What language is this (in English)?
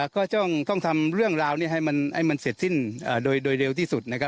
Thai